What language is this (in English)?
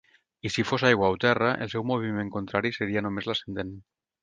Catalan